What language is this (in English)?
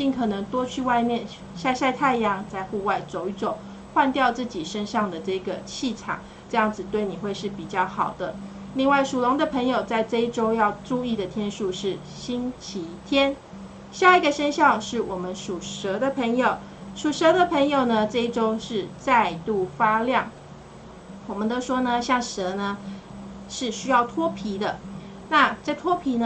Chinese